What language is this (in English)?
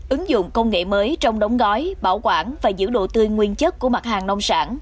Vietnamese